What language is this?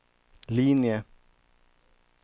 Swedish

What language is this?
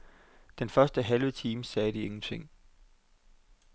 Danish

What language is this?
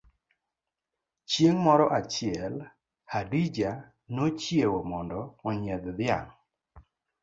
Luo (Kenya and Tanzania)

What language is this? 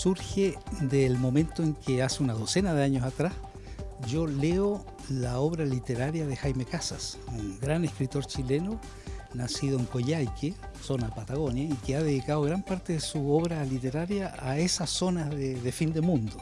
Spanish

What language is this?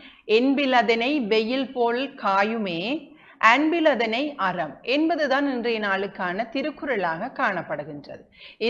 Tamil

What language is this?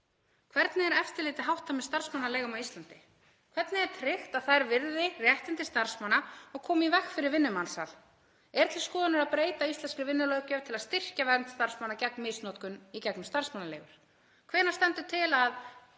Icelandic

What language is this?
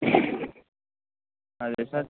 Telugu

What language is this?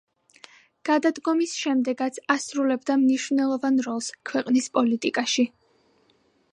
Georgian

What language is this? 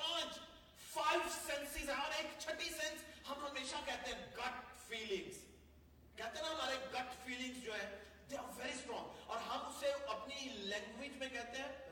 Urdu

